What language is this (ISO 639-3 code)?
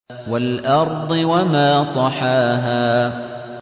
ara